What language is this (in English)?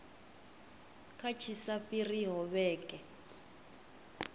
Venda